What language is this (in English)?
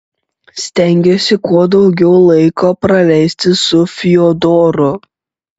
Lithuanian